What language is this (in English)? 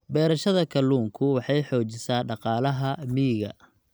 Somali